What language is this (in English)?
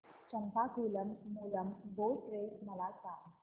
Marathi